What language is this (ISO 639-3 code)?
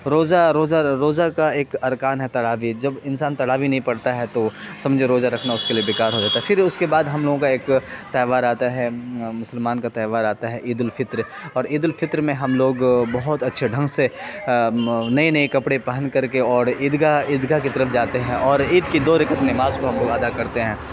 urd